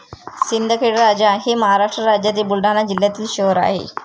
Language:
Marathi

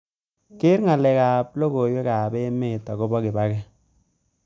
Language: Kalenjin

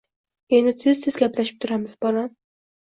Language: Uzbek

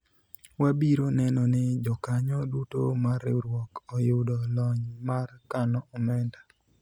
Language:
Luo (Kenya and Tanzania)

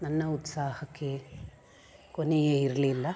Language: Kannada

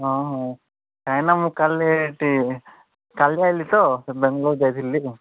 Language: Odia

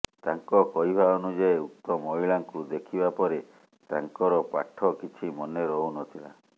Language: Odia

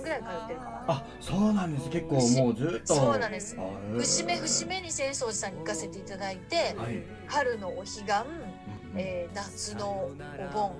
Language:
Japanese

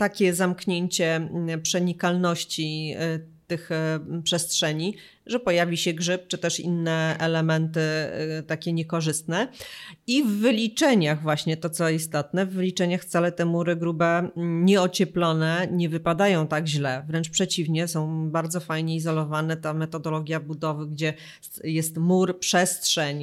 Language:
Polish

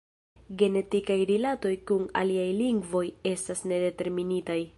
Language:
Esperanto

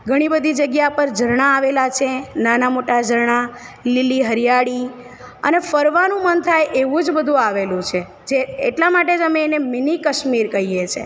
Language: Gujarati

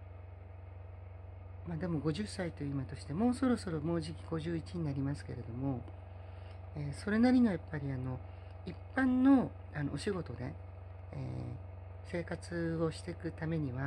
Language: Japanese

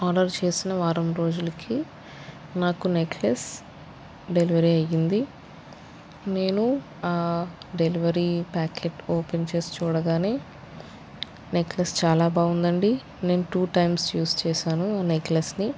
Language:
Telugu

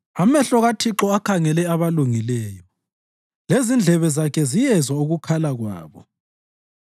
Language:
North Ndebele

